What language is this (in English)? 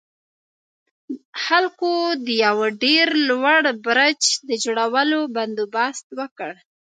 Pashto